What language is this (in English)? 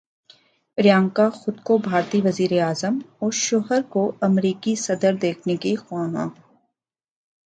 Urdu